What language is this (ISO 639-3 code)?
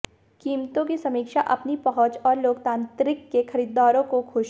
hin